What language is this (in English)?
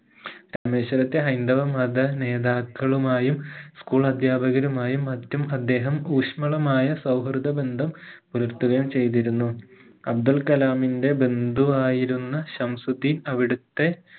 Malayalam